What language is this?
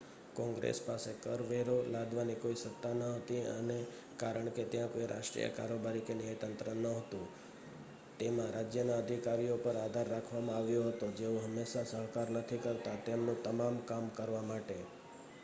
Gujarati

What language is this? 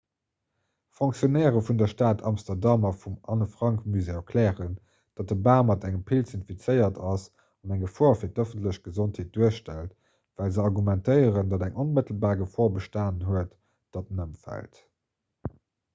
Luxembourgish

